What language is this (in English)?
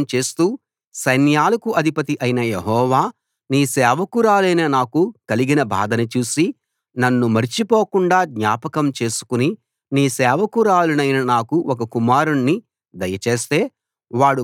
Telugu